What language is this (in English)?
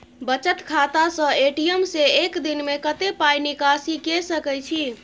Maithili